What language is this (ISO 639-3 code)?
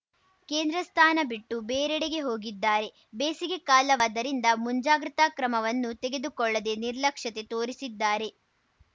kan